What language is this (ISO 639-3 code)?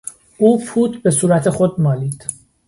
fas